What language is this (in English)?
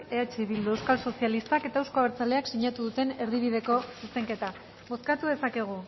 Basque